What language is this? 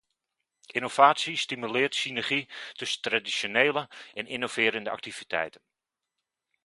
Dutch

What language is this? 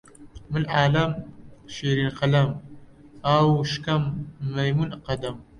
Central Kurdish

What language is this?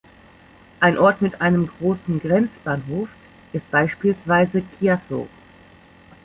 German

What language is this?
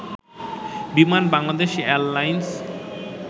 Bangla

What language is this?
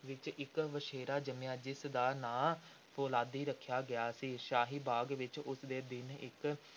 Punjabi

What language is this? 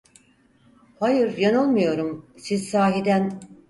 Turkish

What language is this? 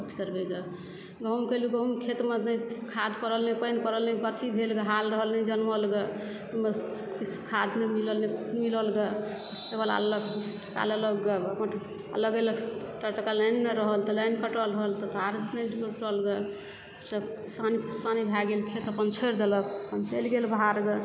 Maithili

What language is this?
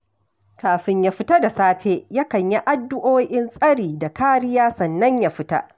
Hausa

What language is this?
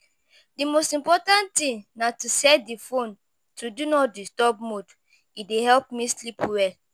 Nigerian Pidgin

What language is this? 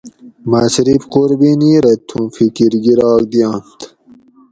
Gawri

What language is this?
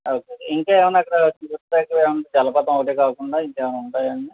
Telugu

